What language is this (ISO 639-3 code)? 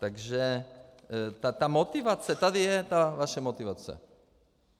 ces